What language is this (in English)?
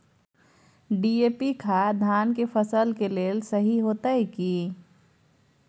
Maithili